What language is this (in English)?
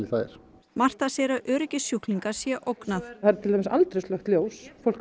Icelandic